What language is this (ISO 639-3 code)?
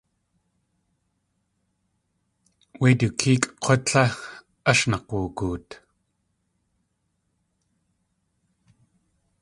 tli